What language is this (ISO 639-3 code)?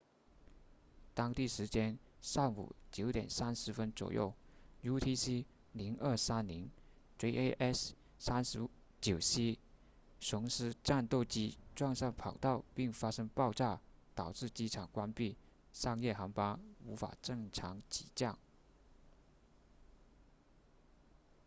zho